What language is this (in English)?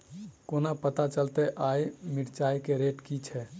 Maithili